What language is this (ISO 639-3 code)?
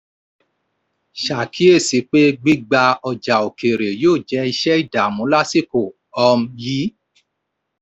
yor